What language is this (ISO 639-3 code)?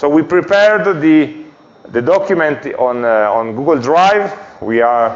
eng